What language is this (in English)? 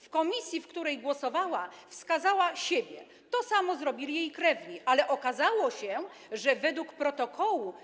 Polish